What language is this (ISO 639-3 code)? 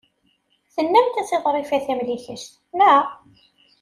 kab